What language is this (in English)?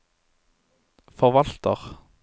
Norwegian